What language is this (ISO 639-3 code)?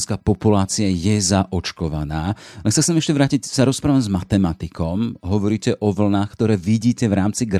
slk